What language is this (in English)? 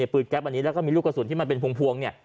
Thai